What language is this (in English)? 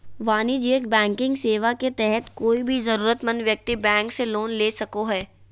Magahi